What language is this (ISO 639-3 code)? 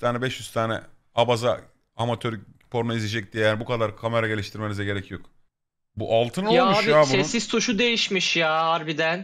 tur